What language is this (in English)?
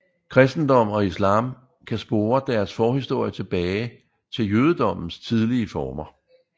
Danish